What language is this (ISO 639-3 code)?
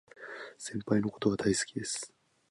jpn